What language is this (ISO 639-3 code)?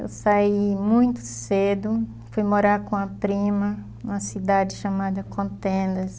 por